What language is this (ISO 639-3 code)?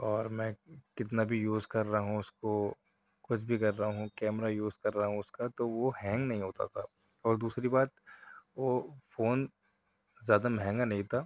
urd